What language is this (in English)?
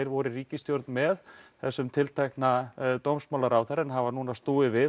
Icelandic